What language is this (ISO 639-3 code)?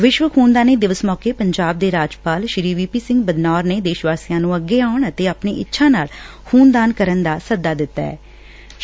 pan